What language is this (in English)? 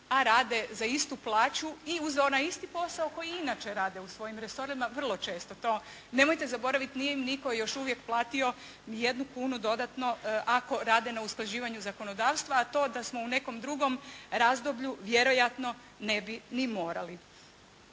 Croatian